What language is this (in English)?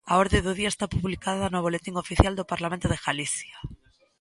Galician